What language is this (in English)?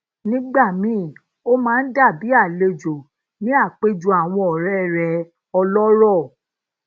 Yoruba